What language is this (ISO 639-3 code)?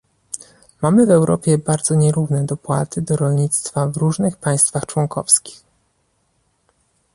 pol